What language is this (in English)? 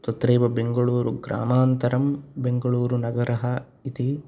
Sanskrit